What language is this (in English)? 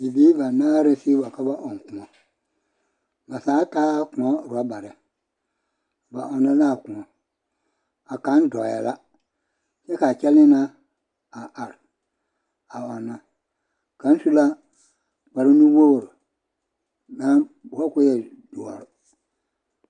Southern Dagaare